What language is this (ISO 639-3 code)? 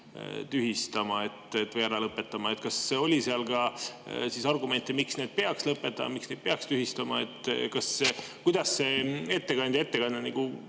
est